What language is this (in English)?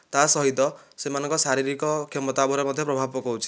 Odia